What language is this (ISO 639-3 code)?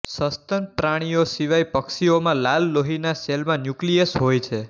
guj